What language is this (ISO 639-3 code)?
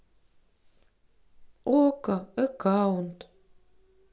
rus